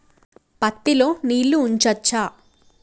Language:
Telugu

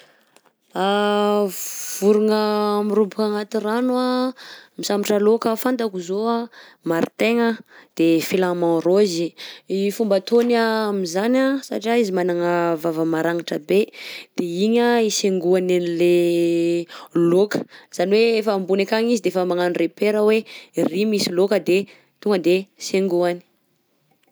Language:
Southern Betsimisaraka Malagasy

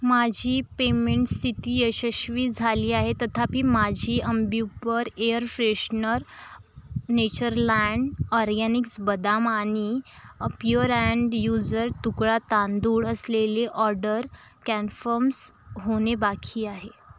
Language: Marathi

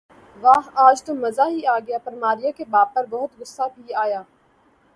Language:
Urdu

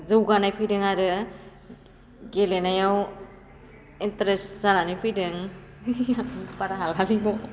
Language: Bodo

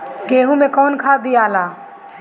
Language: Bhojpuri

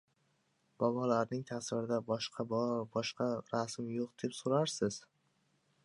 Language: Uzbek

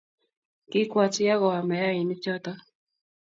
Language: Kalenjin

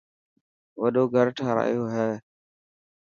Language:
Dhatki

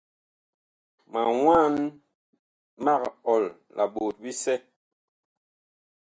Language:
Bakoko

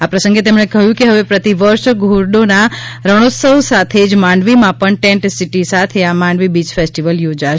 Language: Gujarati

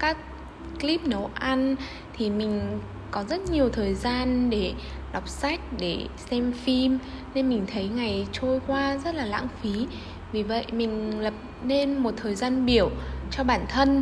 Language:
Vietnamese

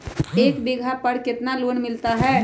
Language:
Magahi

